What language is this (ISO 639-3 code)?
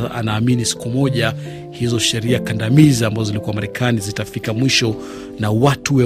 swa